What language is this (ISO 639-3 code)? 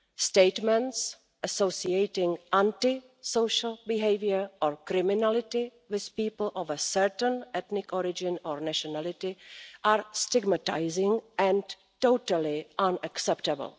eng